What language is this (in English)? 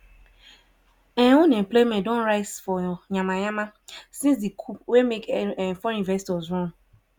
Nigerian Pidgin